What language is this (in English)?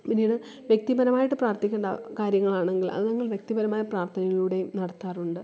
Malayalam